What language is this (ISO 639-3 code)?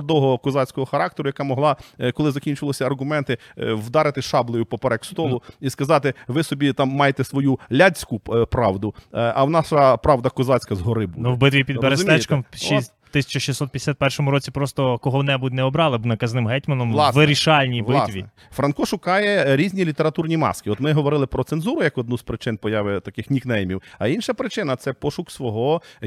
ukr